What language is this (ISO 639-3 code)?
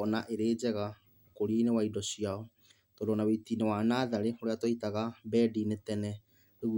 kik